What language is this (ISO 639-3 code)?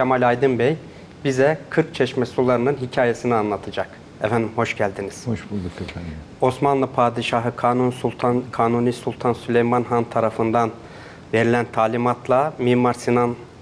tur